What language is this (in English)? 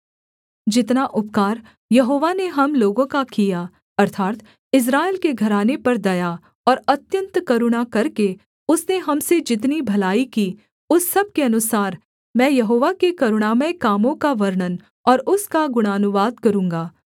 Hindi